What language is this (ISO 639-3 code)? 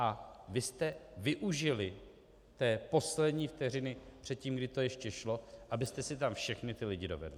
ces